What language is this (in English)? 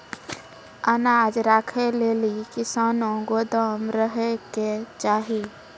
Maithili